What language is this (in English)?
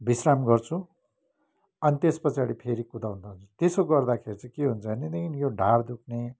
Nepali